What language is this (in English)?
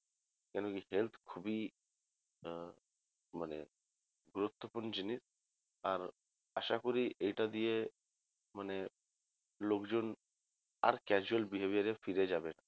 Bangla